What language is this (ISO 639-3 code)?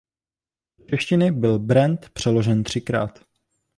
ces